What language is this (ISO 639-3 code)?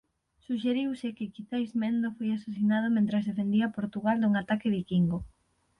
glg